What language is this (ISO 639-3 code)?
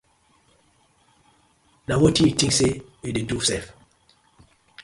pcm